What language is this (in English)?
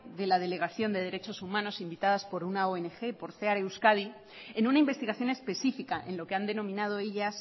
Spanish